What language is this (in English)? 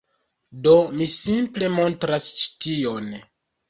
Esperanto